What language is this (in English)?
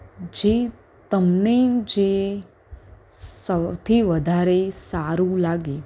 Gujarati